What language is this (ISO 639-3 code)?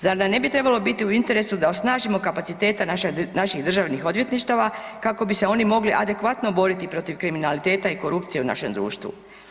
hrv